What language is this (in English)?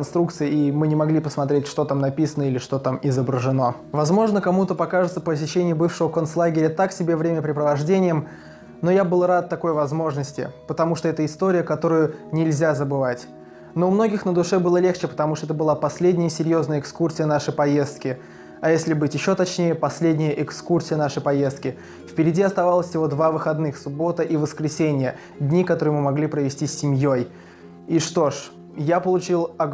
Russian